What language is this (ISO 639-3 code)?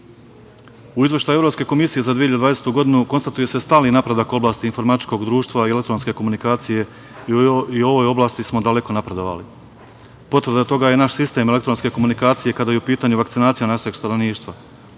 srp